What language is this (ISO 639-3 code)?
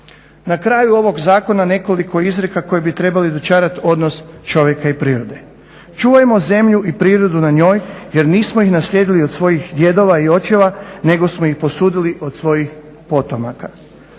hrv